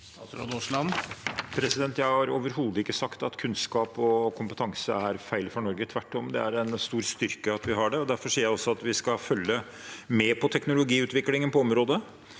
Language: Norwegian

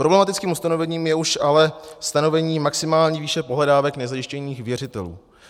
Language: Czech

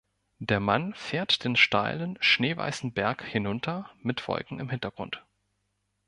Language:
German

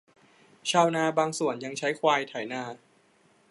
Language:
Thai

